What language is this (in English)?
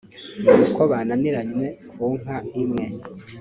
Kinyarwanda